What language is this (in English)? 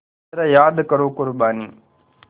Hindi